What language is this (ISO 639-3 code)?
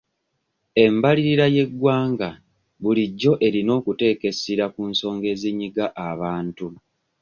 lug